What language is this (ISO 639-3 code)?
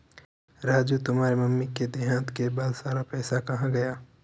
hin